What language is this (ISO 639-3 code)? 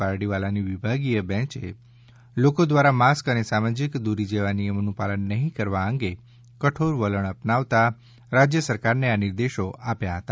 guj